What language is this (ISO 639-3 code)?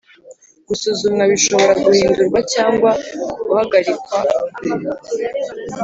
kin